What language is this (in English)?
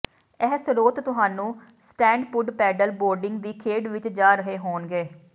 Punjabi